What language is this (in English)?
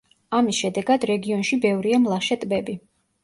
Georgian